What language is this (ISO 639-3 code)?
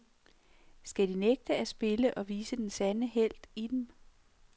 dan